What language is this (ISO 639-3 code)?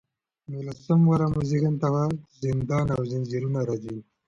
pus